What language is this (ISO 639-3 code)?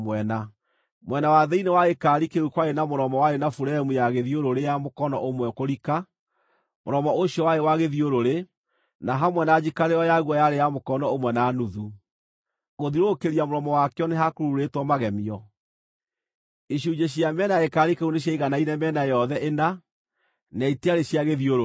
kik